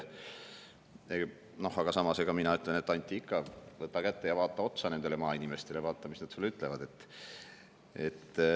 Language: Estonian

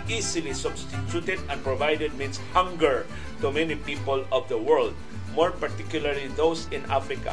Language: Filipino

